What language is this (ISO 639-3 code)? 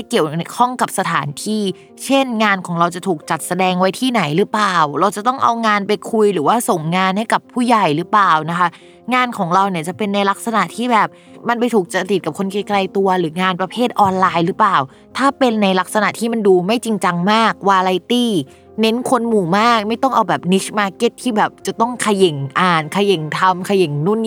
tha